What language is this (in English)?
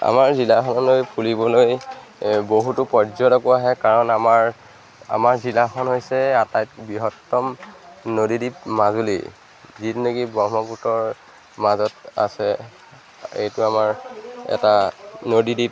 Assamese